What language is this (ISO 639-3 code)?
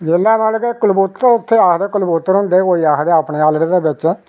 doi